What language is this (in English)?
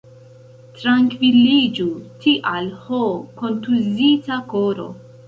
Esperanto